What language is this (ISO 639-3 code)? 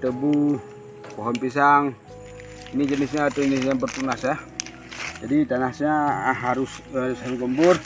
ind